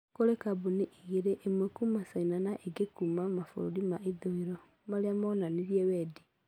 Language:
Kikuyu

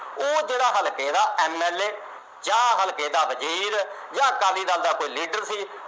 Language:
Punjabi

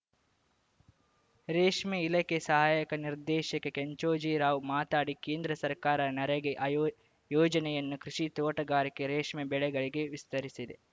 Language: Kannada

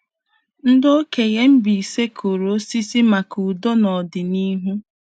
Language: Igbo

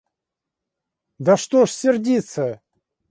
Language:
Russian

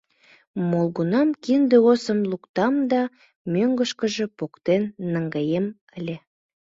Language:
Mari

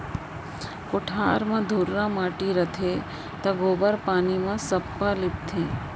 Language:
Chhattisgarhi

